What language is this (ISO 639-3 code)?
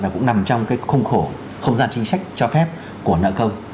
vie